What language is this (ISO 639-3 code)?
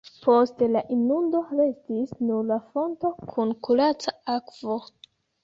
epo